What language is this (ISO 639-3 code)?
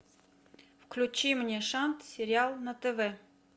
rus